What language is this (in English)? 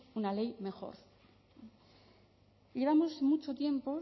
Spanish